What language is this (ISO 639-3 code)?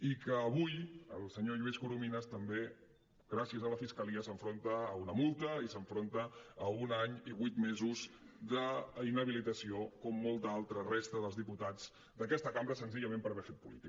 cat